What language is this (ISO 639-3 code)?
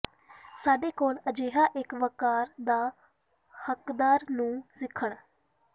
pan